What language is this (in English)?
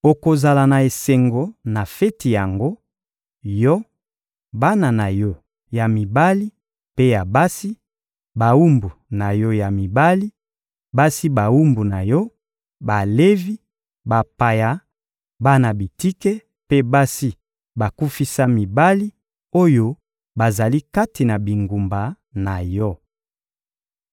Lingala